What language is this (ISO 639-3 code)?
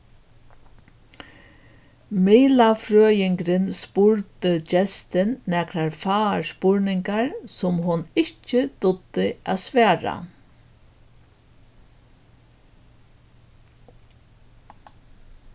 fao